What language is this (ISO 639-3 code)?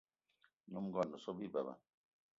eto